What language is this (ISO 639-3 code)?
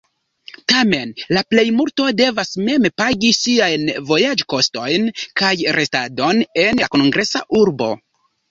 epo